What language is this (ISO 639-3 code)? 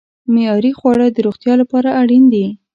pus